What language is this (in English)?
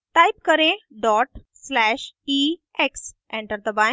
Hindi